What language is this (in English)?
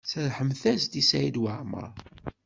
Kabyle